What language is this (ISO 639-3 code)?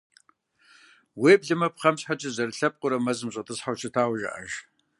kbd